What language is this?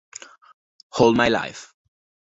Italian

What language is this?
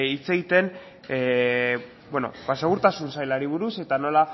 Basque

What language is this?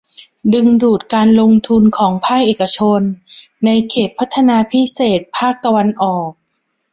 Thai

